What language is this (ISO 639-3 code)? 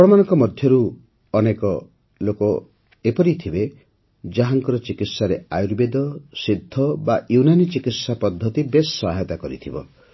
ori